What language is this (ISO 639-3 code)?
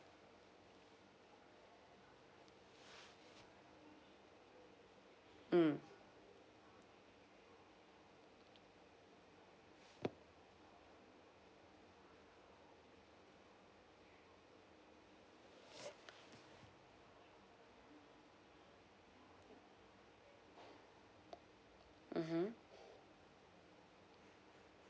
eng